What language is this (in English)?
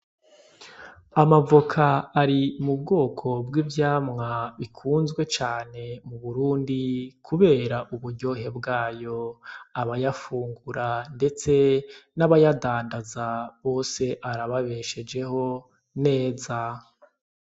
Rundi